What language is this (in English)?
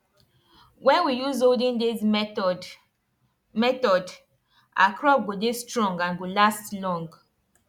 Nigerian Pidgin